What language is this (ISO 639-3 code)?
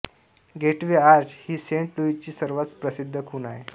mar